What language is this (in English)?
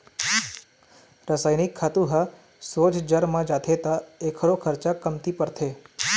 Chhattisgarhi